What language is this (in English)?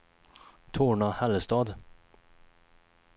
Swedish